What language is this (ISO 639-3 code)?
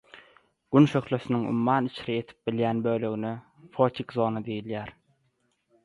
tuk